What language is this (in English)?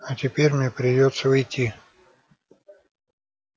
Russian